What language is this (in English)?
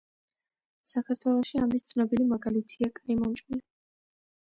Georgian